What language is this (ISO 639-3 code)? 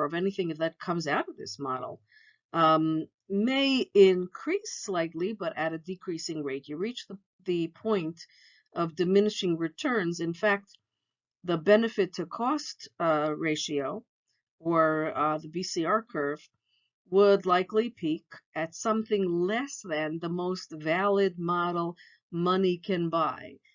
eng